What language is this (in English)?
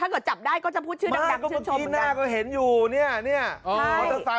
Thai